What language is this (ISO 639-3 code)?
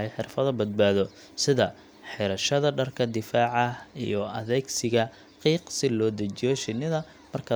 som